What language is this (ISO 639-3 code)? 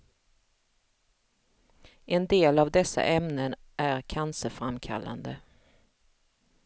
swe